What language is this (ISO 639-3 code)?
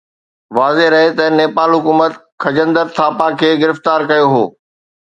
snd